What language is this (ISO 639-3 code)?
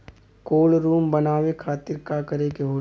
bho